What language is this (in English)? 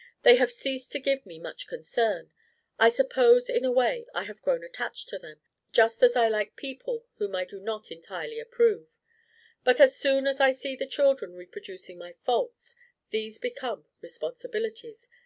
English